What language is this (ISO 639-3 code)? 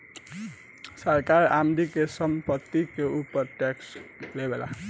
bho